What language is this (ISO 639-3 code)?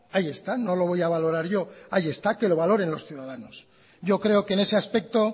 spa